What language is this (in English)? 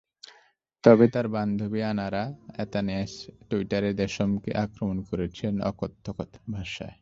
Bangla